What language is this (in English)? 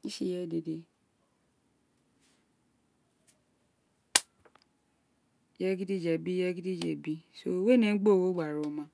Isekiri